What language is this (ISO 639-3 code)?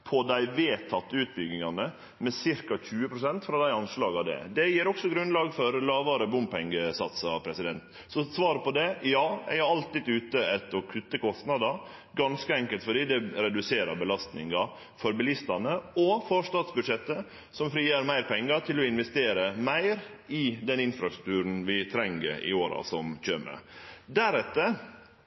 nno